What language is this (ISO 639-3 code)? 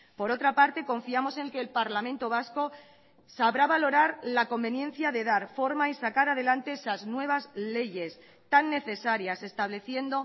spa